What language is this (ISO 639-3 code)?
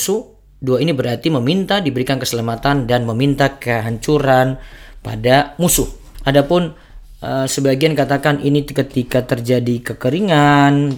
ind